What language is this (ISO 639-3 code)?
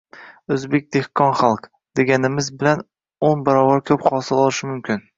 uzb